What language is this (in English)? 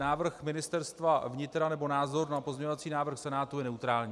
Czech